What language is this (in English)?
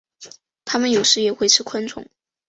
Chinese